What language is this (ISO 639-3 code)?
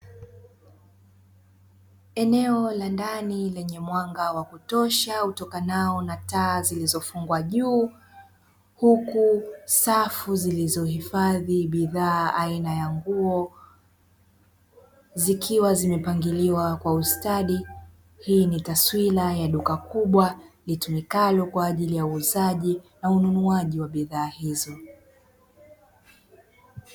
swa